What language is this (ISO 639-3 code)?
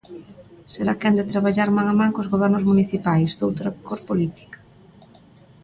glg